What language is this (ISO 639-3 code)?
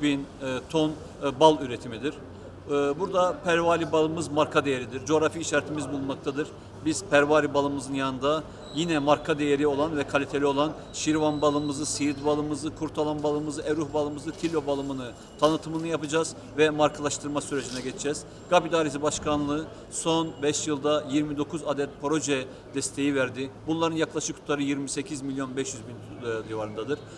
tur